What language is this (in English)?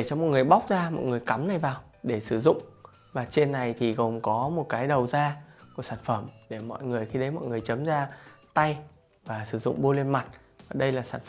Vietnamese